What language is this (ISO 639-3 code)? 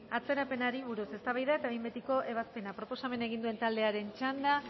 eus